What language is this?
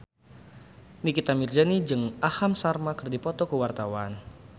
Sundanese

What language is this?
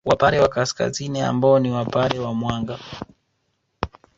Swahili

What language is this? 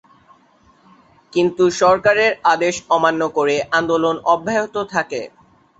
Bangla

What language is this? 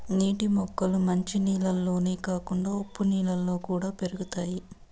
Telugu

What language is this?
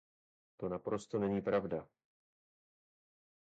Czech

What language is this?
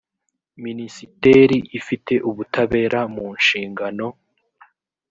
Kinyarwanda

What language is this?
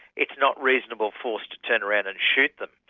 English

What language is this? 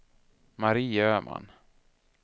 Swedish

